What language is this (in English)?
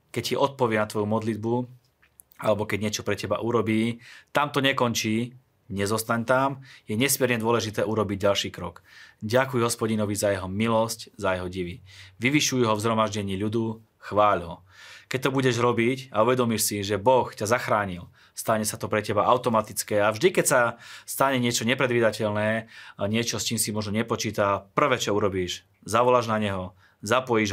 Slovak